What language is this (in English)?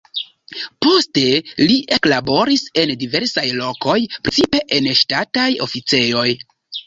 Esperanto